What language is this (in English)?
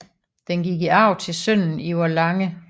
Danish